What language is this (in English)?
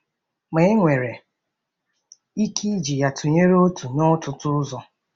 Igbo